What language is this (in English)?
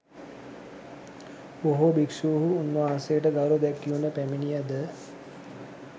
Sinhala